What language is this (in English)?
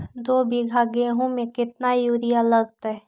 Magahi